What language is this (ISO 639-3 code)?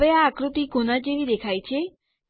guj